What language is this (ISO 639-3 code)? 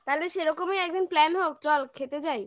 ben